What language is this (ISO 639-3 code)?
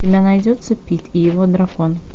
rus